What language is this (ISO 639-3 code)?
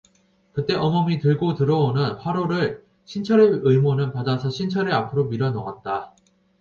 kor